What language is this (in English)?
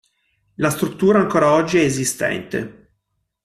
Italian